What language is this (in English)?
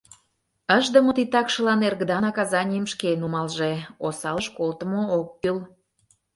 Mari